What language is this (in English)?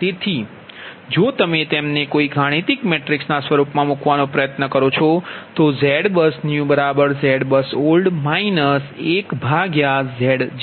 Gujarati